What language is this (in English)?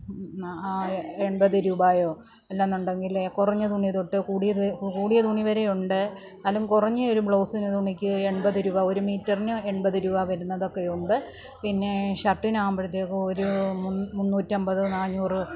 Malayalam